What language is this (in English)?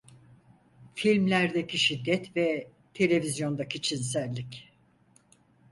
Turkish